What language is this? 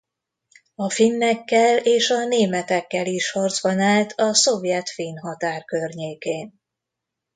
Hungarian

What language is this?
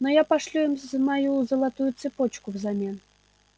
Russian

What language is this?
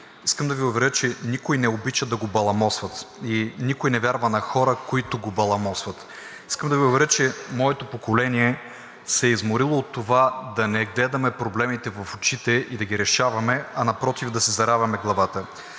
Bulgarian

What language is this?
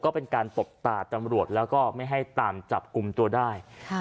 Thai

